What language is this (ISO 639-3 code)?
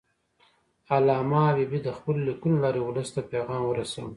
pus